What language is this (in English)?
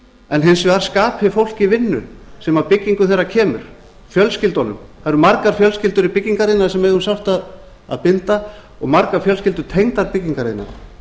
Icelandic